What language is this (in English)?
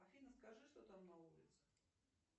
Russian